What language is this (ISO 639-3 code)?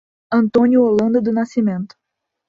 por